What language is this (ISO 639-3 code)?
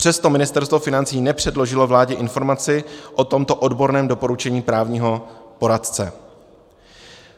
ces